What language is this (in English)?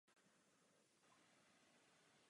Czech